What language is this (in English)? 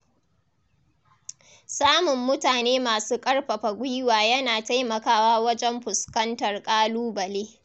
Hausa